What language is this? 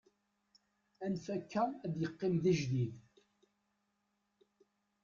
Kabyle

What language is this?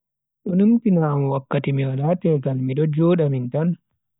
Bagirmi Fulfulde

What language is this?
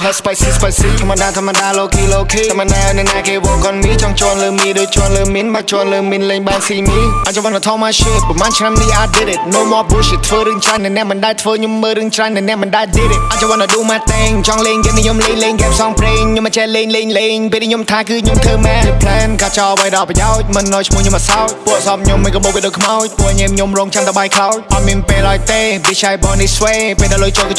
Khmer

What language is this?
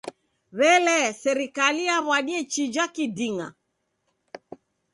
Taita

